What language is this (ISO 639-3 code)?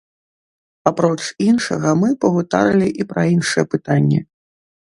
bel